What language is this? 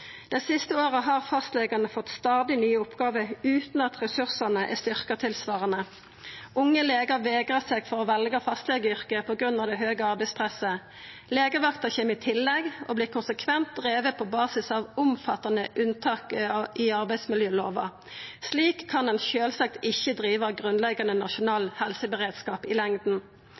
Norwegian Nynorsk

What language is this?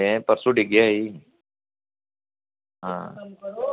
Dogri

